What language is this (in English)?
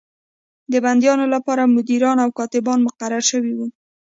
Pashto